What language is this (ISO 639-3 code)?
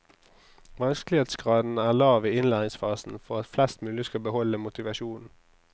nor